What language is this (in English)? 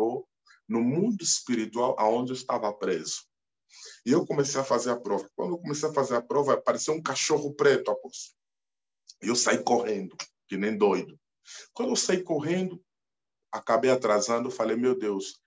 Portuguese